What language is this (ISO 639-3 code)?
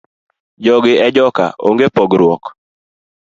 luo